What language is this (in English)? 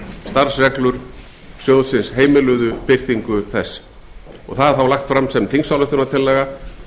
Icelandic